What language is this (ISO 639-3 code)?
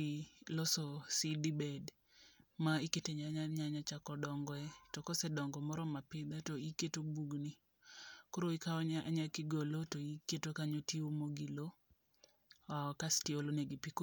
luo